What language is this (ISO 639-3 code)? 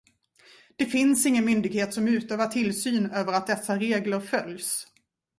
swe